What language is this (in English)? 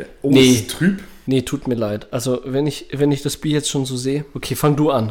German